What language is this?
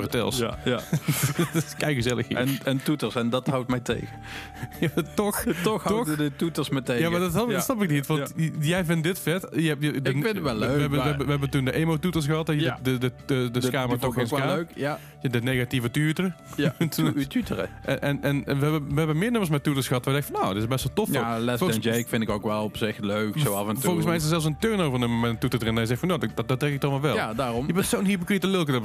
Dutch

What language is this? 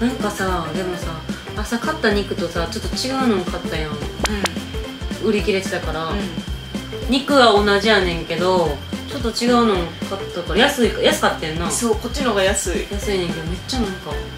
Japanese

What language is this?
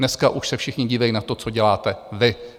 Czech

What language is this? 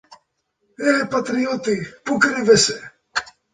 Greek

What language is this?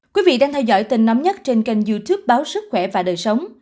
Vietnamese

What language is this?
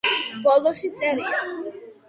Georgian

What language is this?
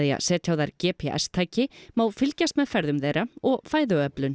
Icelandic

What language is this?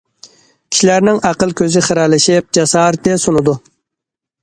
Uyghur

